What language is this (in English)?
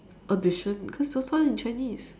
English